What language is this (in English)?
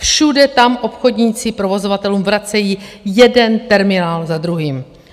Czech